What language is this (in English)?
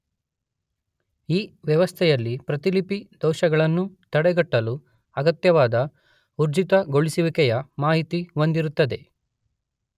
Kannada